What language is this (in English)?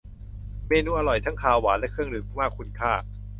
Thai